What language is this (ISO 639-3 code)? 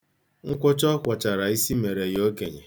ibo